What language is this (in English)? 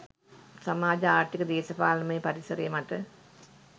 Sinhala